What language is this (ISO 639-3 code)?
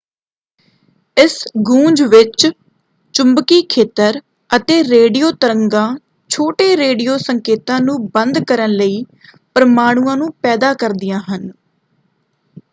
pan